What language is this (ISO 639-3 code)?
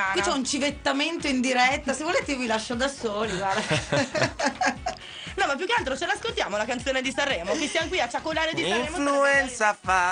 ita